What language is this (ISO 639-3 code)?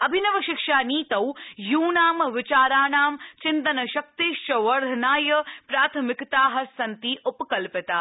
san